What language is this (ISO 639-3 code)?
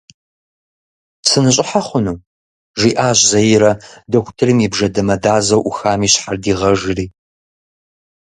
kbd